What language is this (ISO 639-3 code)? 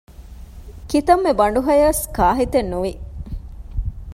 div